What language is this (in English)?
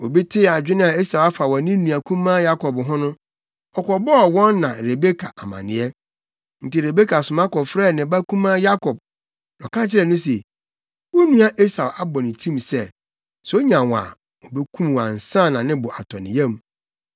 Akan